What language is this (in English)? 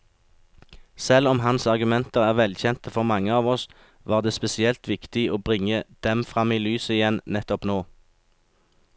Norwegian